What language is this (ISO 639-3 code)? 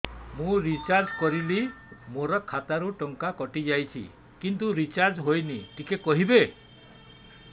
ori